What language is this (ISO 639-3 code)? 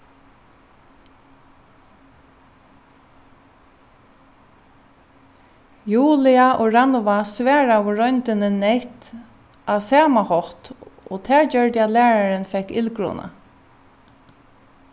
fao